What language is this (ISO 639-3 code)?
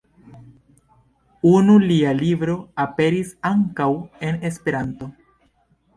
epo